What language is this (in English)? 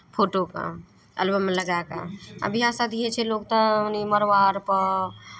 Maithili